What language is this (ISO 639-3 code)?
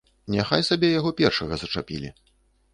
bel